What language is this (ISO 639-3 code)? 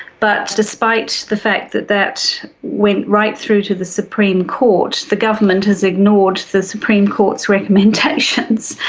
eng